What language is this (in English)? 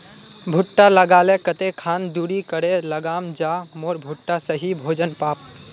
Magahi